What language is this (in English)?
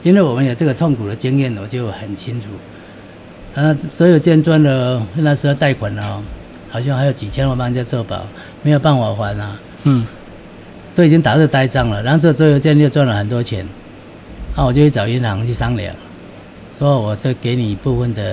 Chinese